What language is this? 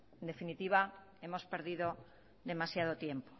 Spanish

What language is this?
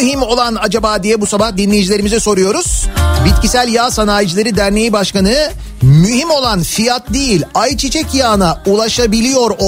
Turkish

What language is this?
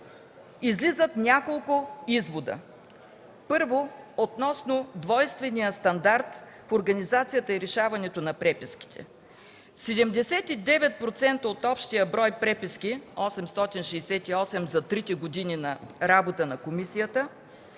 Bulgarian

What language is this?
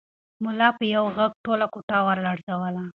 Pashto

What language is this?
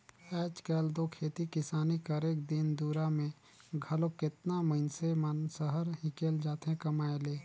Chhattisgarhi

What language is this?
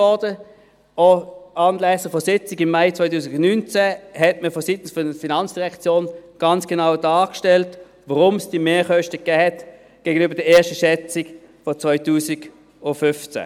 Swiss German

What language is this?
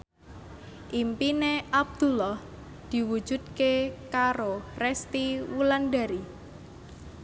Javanese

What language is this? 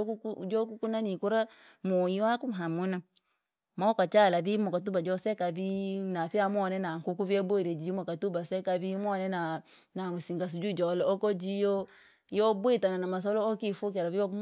Langi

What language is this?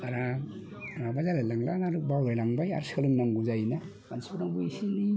Bodo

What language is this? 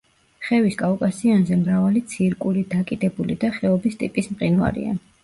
Georgian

